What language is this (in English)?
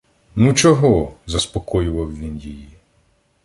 Ukrainian